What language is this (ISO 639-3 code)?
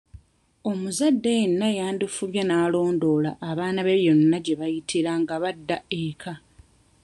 lug